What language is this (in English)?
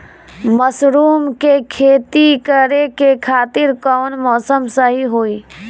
Bhojpuri